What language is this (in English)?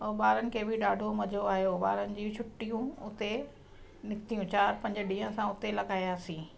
Sindhi